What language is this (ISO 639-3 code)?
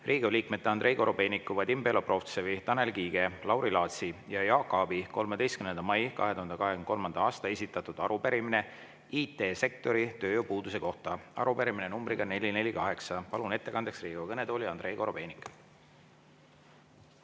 est